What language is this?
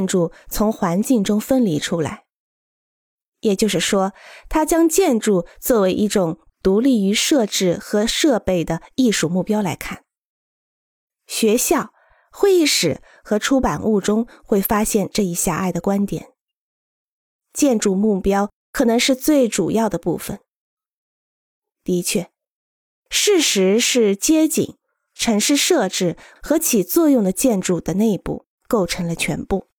Chinese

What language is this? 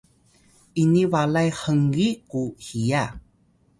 Atayal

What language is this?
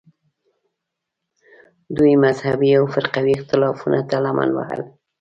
Pashto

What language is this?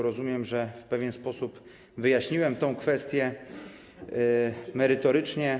Polish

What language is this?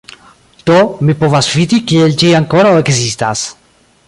Esperanto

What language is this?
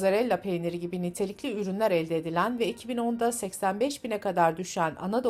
Turkish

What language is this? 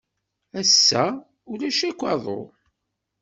Kabyle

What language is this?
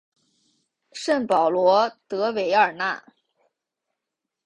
Chinese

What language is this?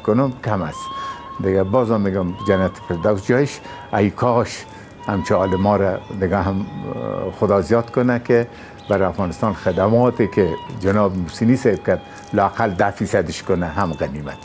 Persian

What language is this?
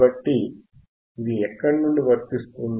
Telugu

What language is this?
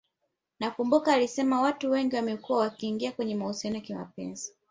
Swahili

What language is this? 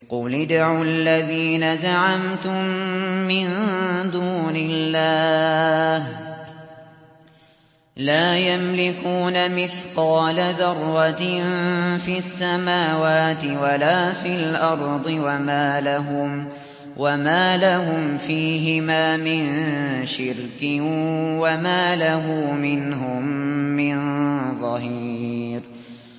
Arabic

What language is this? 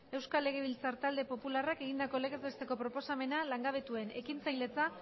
Basque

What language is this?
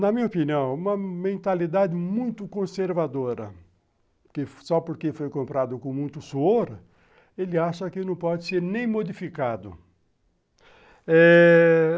Portuguese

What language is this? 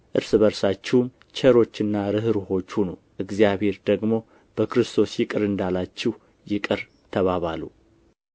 Amharic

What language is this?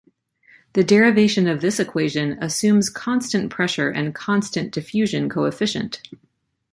English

